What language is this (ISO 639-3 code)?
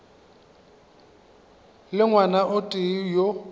nso